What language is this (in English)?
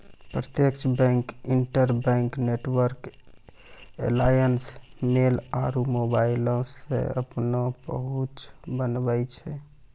Maithili